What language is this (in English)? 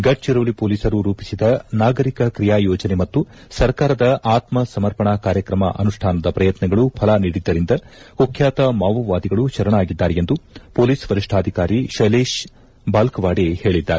Kannada